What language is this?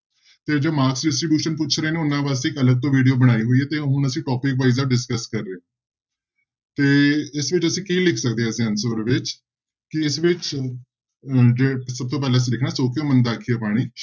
Punjabi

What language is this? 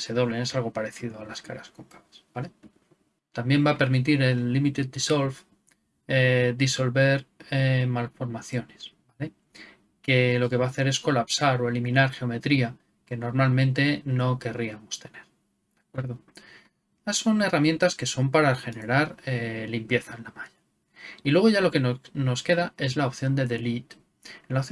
Spanish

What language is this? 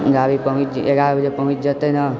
Maithili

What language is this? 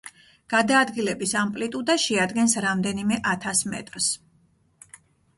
Georgian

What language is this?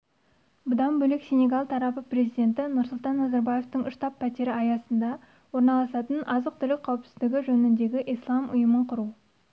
Kazakh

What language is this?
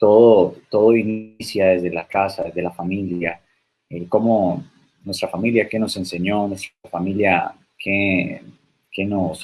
Spanish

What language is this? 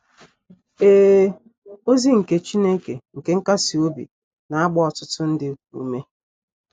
Igbo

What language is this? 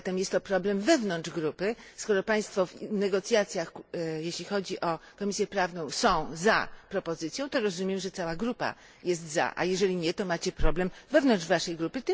Polish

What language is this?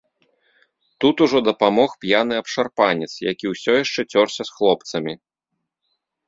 Belarusian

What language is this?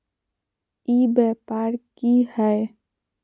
Magahi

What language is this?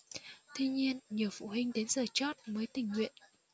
Vietnamese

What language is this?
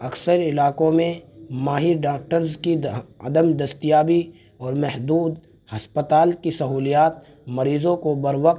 Urdu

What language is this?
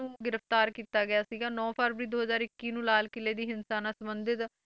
Punjabi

